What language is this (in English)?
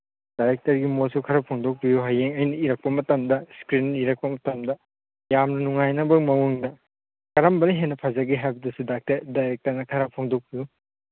Manipuri